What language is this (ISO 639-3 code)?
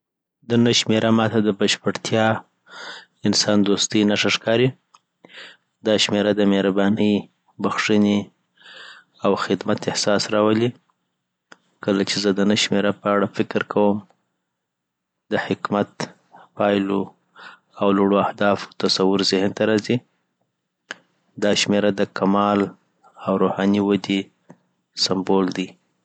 pbt